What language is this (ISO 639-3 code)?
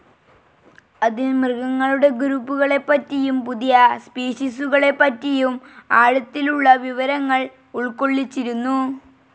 mal